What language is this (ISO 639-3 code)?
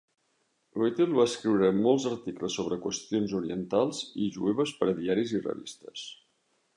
cat